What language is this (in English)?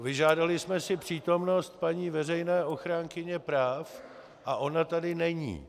Czech